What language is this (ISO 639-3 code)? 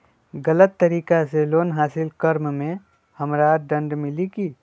mag